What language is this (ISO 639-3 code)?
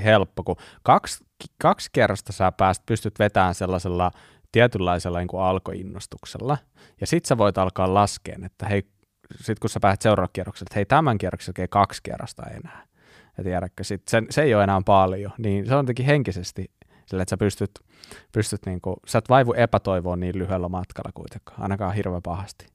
fin